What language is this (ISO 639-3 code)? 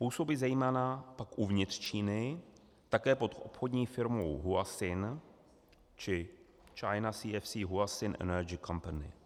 ces